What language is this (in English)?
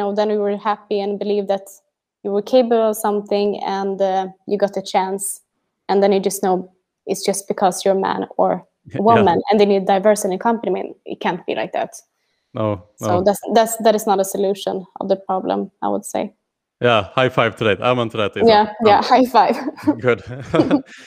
English